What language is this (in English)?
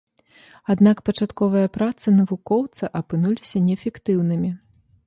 Belarusian